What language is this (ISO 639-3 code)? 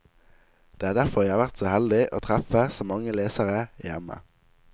nor